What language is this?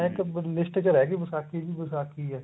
Punjabi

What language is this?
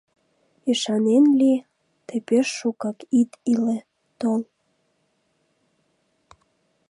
Mari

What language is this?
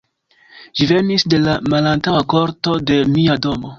Esperanto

